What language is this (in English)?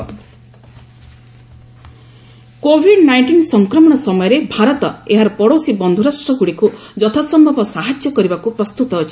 Odia